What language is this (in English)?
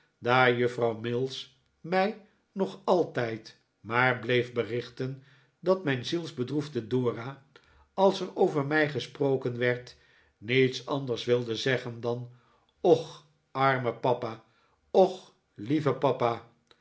Dutch